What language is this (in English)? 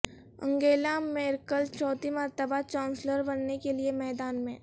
Urdu